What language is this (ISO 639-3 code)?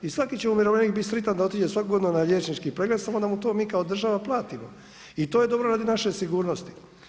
hrv